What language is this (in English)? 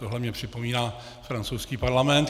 Czech